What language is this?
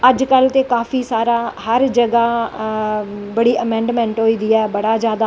Dogri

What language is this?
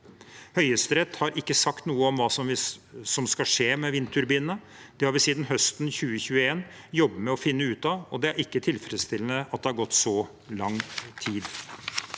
Norwegian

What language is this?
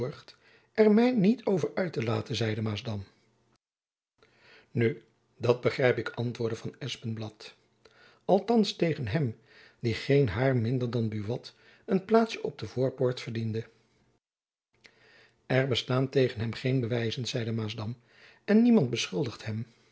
Dutch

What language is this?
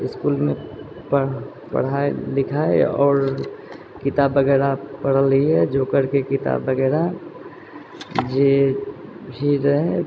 Maithili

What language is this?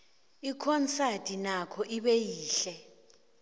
South Ndebele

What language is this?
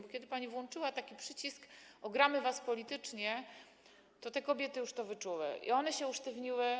Polish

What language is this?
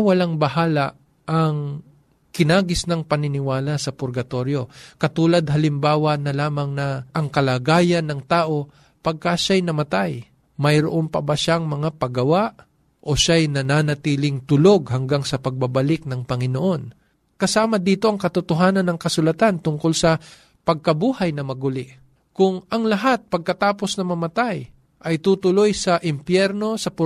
Filipino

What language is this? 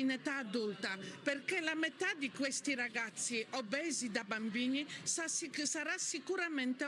Italian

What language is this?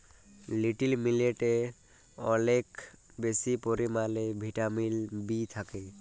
Bangla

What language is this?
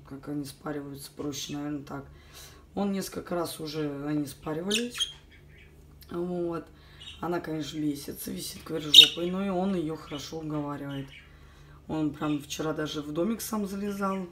Russian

